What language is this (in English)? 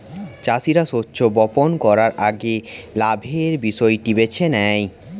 Bangla